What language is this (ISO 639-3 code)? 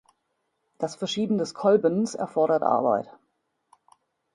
deu